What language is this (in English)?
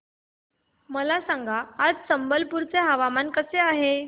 Marathi